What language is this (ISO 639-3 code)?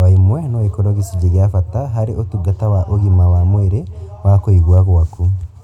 kik